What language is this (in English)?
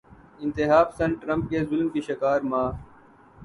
Urdu